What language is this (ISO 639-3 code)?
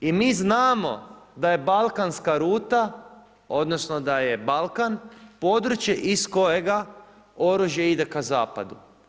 hrv